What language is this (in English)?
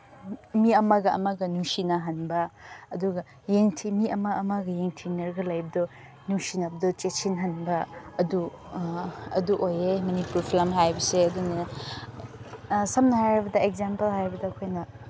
Manipuri